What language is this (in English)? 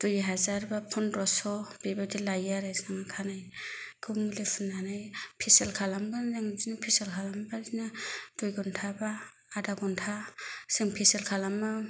Bodo